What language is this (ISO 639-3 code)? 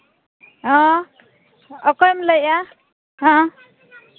sat